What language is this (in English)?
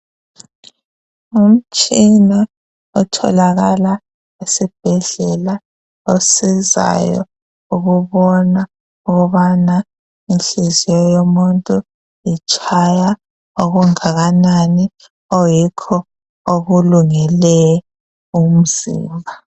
North Ndebele